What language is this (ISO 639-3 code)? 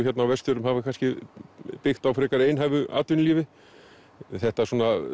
isl